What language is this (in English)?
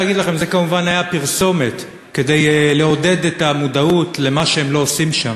Hebrew